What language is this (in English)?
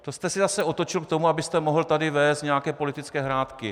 Czech